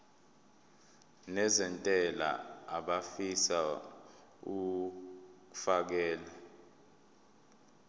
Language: Zulu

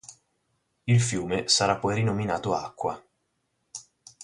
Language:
Italian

